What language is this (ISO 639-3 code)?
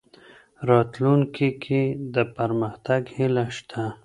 pus